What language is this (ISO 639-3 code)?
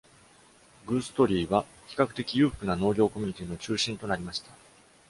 jpn